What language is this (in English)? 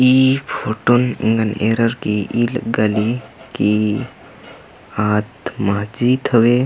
Kurukh